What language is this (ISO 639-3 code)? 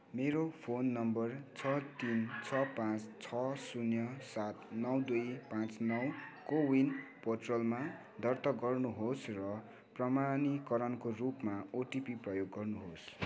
nep